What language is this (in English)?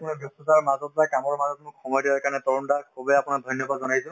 Assamese